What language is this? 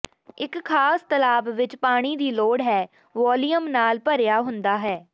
Punjabi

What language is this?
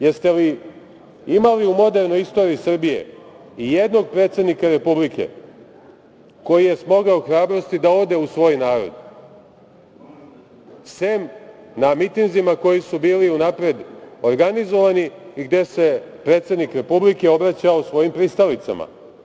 Serbian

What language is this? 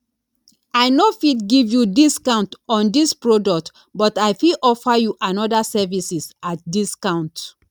Nigerian Pidgin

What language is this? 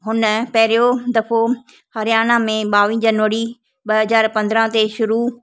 Sindhi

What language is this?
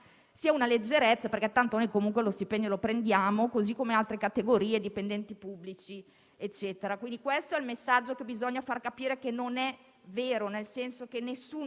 Italian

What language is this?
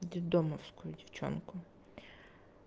Russian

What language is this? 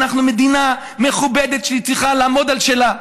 Hebrew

